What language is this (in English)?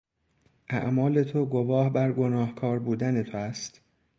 Persian